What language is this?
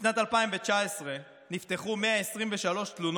Hebrew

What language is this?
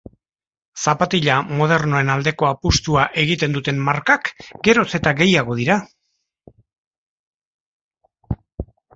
Basque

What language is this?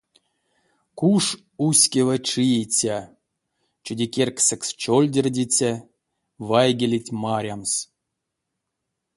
Erzya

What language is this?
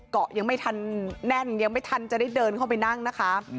Thai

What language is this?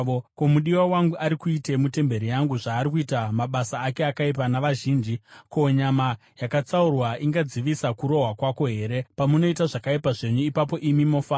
Shona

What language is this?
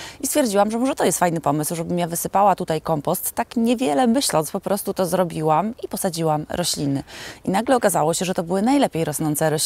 Polish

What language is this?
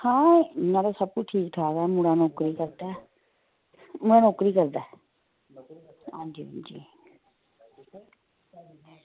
Dogri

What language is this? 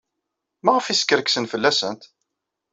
Kabyle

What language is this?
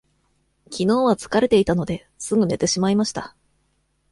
Japanese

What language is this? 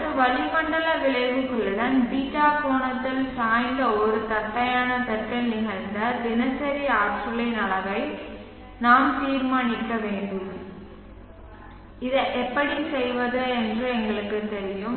Tamil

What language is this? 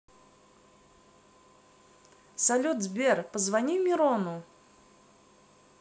Russian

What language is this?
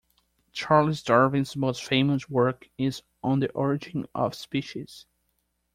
English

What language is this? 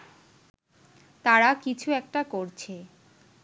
Bangla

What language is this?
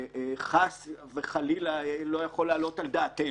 Hebrew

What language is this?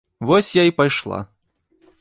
Belarusian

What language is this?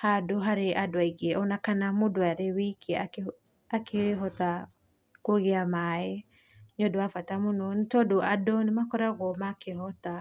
Kikuyu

